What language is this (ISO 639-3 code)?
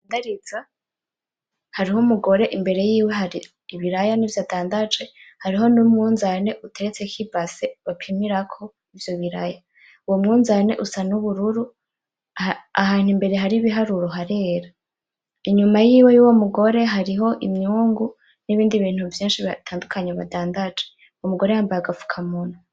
run